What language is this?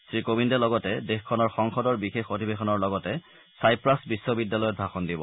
Assamese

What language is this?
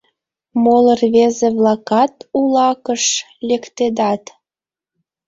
Mari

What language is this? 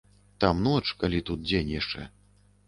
Belarusian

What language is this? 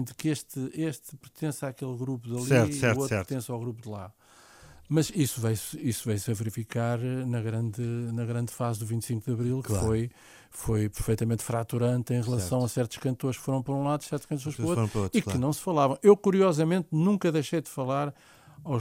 Portuguese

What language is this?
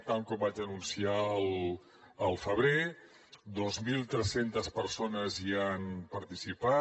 Catalan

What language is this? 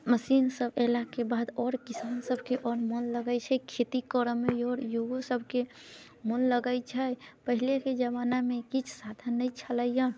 Maithili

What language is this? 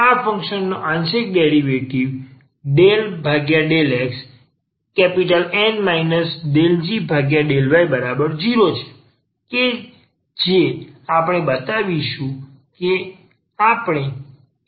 Gujarati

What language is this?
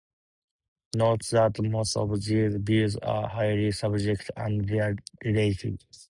English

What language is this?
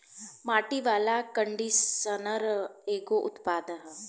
Bhojpuri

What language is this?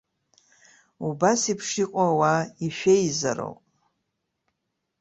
Abkhazian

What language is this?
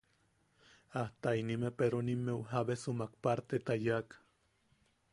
Yaqui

